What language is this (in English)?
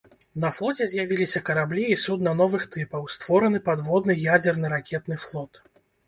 Belarusian